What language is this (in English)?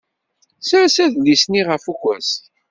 Kabyle